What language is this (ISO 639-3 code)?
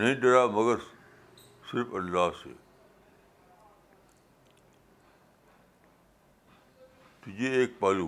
urd